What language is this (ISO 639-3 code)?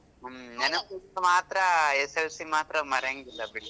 kan